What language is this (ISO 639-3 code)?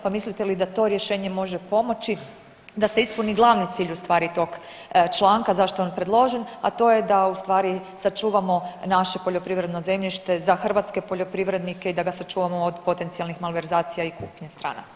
hrv